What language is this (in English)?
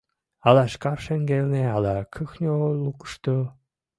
Mari